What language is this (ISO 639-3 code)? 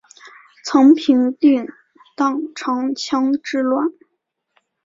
zho